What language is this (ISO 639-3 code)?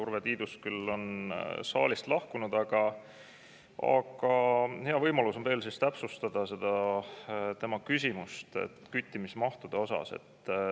est